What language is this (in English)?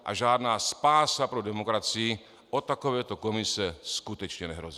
Czech